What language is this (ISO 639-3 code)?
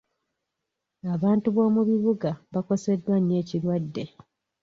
lug